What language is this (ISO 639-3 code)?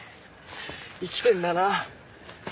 jpn